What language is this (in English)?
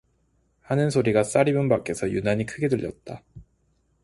Korean